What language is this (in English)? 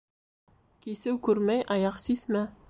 Bashkir